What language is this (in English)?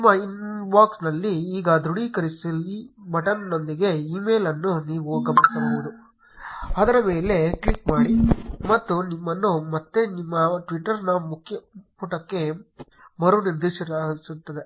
Kannada